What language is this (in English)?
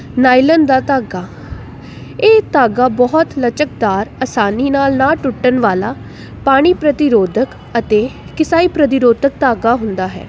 Punjabi